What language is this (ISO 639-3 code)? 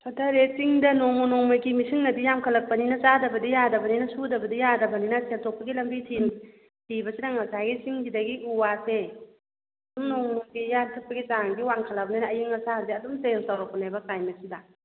mni